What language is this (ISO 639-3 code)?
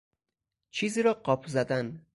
fas